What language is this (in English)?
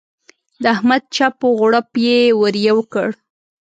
Pashto